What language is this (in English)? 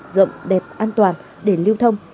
Vietnamese